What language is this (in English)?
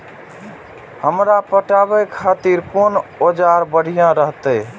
Maithili